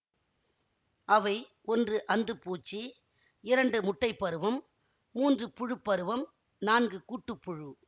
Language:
Tamil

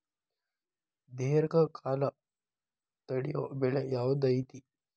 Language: Kannada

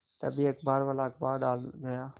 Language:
Hindi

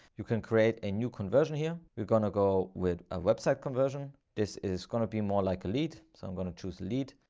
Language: English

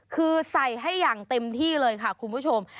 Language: Thai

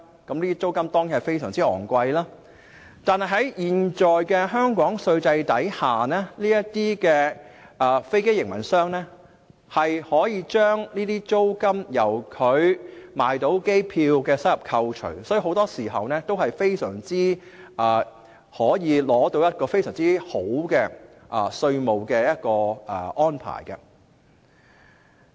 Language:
Cantonese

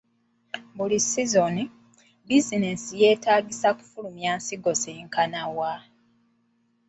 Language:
Ganda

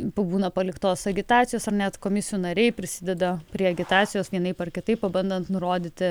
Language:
Lithuanian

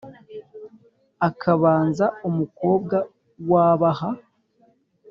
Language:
Kinyarwanda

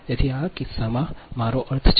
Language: Gujarati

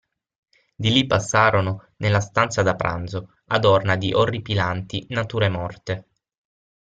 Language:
Italian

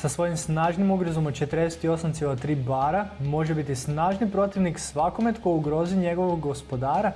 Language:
Croatian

